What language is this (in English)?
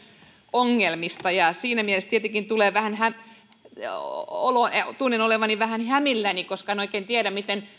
Finnish